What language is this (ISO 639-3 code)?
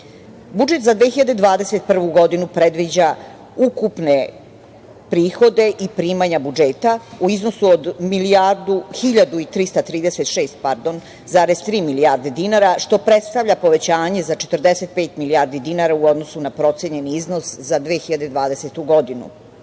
srp